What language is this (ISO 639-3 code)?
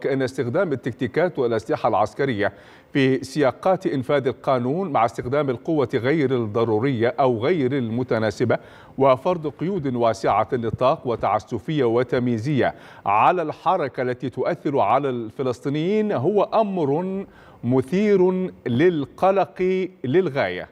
ara